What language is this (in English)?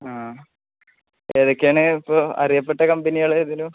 Malayalam